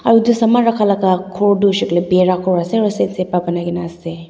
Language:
Naga Pidgin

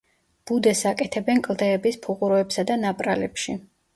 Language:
Georgian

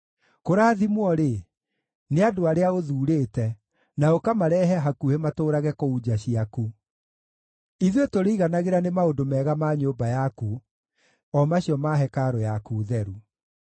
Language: Kikuyu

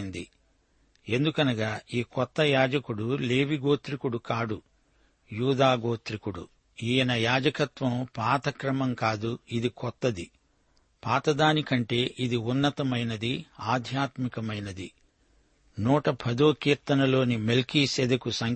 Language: Telugu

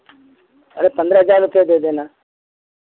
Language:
Hindi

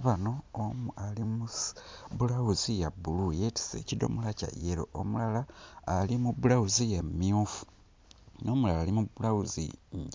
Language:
Ganda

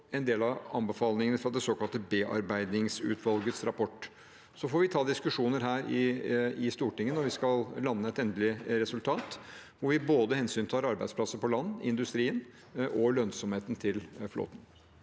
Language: Norwegian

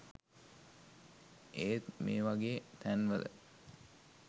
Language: Sinhala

